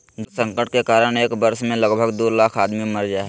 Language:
Magahi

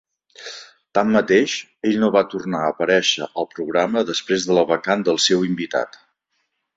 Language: Catalan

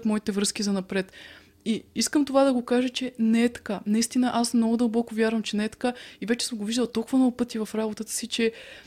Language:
Bulgarian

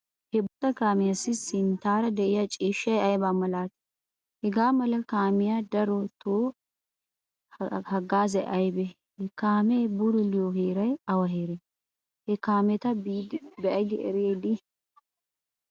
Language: Wolaytta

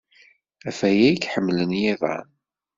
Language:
Kabyle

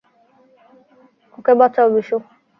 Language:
Bangla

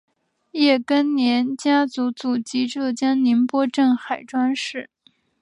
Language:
Chinese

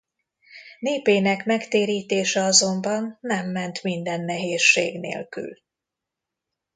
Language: Hungarian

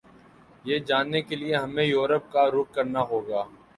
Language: Urdu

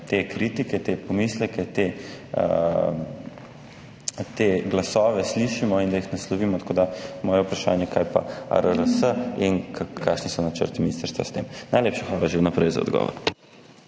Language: Slovenian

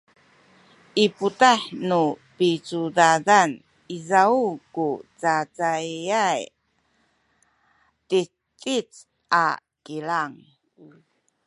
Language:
Sakizaya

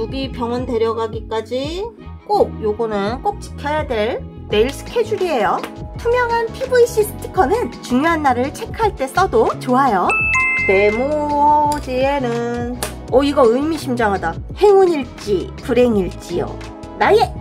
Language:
Korean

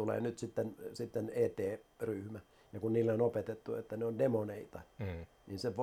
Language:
Finnish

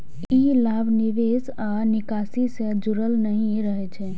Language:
Maithili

